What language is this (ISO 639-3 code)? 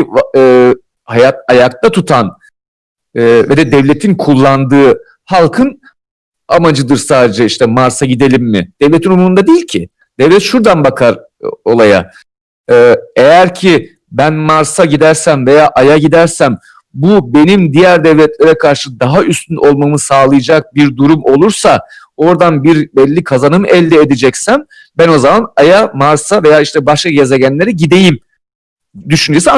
tur